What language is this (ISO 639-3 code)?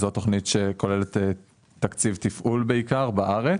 heb